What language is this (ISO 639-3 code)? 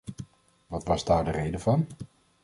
nld